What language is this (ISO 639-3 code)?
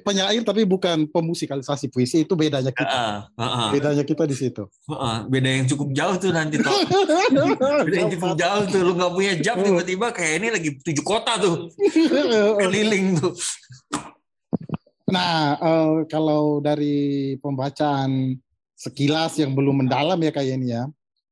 ind